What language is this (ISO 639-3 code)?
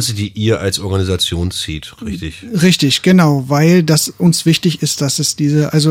deu